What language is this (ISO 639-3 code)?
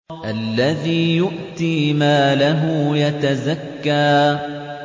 ara